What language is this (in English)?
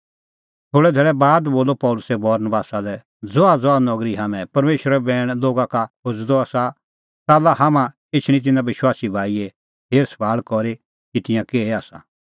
Kullu Pahari